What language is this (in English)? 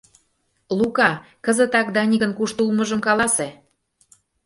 Mari